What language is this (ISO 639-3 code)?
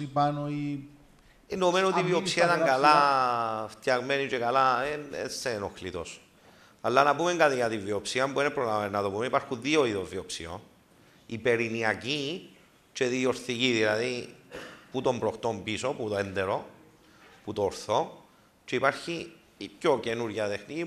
ell